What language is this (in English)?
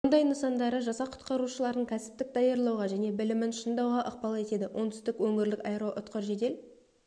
Kazakh